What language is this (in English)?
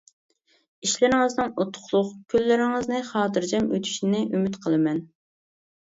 Uyghur